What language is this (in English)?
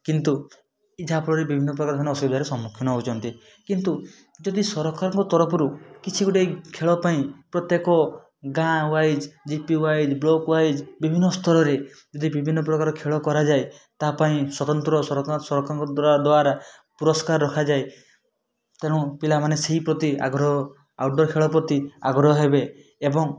Odia